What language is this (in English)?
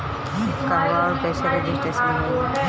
Bhojpuri